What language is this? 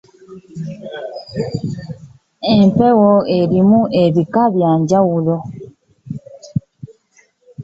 Ganda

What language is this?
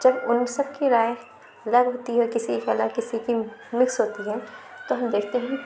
Urdu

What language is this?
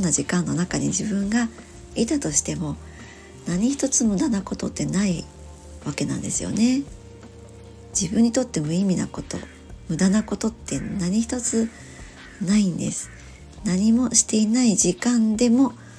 Japanese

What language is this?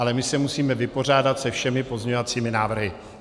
Czech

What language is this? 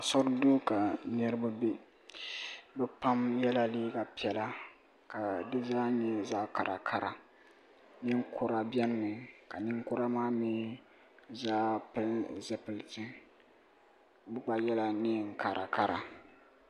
Dagbani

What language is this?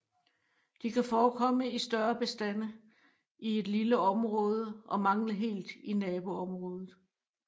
Danish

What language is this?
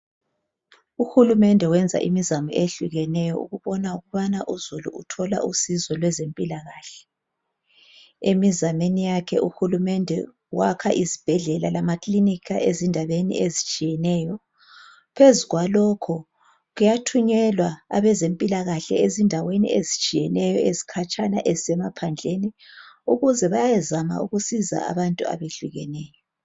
North Ndebele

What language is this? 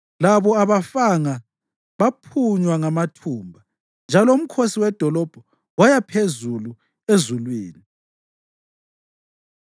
North Ndebele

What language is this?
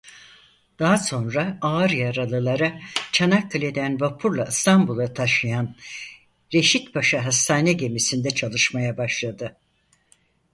Turkish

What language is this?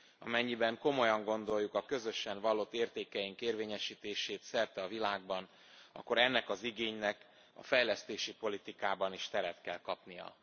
Hungarian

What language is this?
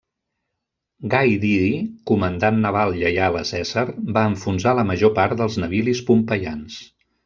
Catalan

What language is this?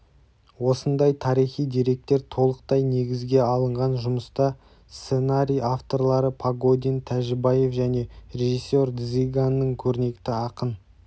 Kazakh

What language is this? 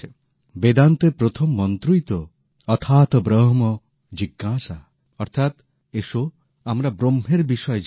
Bangla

